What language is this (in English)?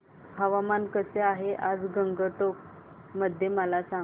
Marathi